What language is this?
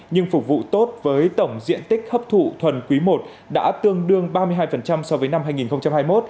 Vietnamese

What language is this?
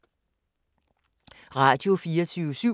Danish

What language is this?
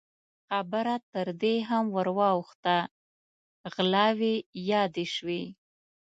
Pashto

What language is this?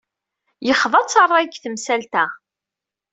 Kabyle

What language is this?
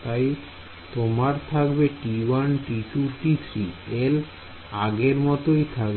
Bangla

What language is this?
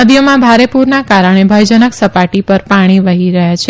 Gujarati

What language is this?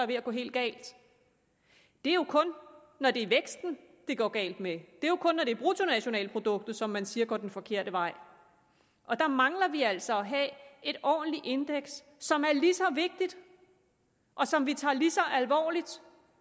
Danish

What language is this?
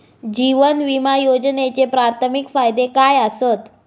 Marathi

